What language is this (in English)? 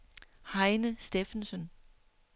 Danish